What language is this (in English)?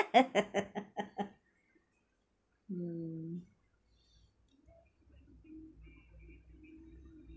English